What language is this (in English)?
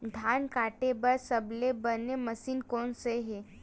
Chhattisgarhi